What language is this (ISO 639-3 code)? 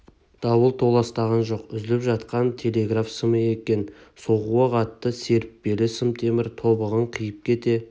kaz